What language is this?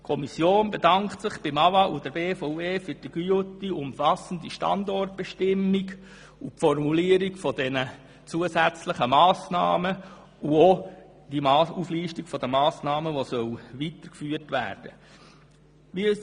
Swiss German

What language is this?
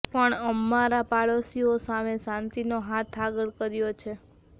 Gujarati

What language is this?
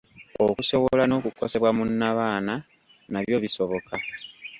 Ganda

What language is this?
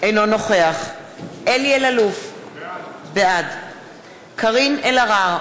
Hebrew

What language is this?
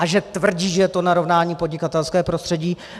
Czech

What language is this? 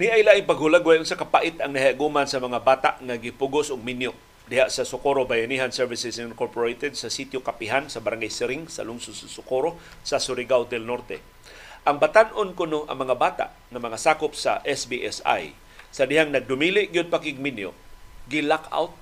Filipino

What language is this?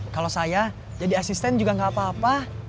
Indonesian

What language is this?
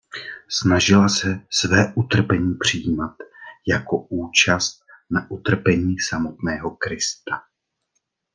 Czech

